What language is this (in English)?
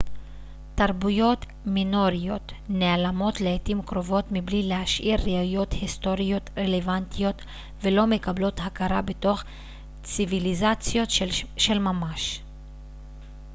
Hebrew